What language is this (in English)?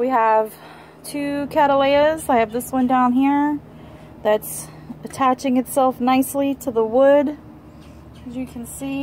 English